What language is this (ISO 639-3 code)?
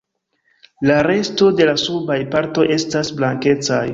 epo